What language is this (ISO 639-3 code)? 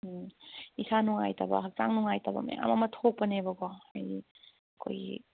mni